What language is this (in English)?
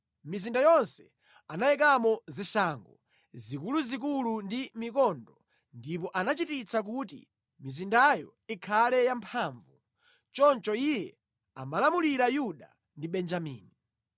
Nyanja